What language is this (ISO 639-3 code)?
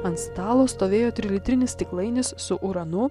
lit